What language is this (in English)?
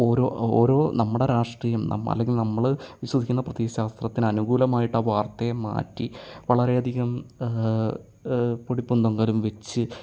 Malayalam